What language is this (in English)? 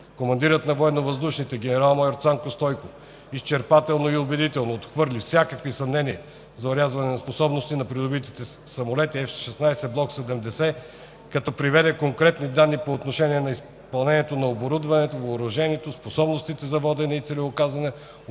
Bulgarian